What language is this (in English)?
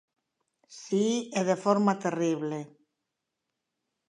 Galician